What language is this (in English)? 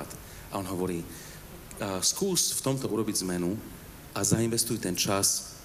Slovak